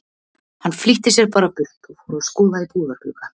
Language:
Icelandic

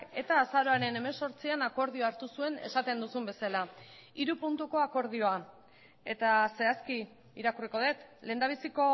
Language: Basque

